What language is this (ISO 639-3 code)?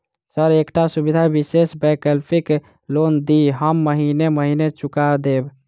mai